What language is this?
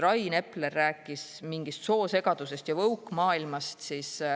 Estonian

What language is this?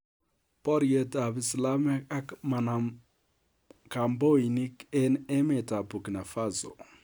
Kalenjin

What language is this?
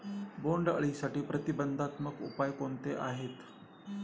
Marathi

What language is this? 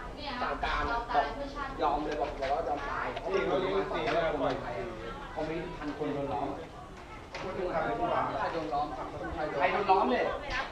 Thai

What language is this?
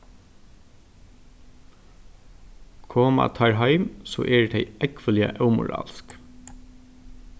Faroese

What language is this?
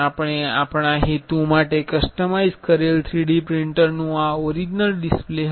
Gujarati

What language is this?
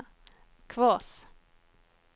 Norwegian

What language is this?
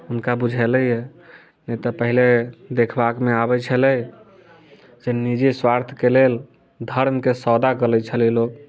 Maithili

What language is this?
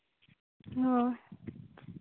Santali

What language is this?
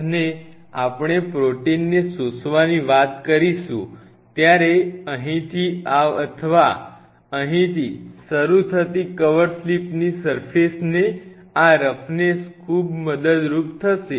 Gujarati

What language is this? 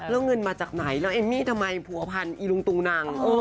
Thai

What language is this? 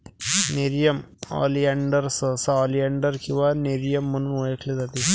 Marathi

